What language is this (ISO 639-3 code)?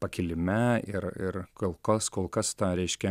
lit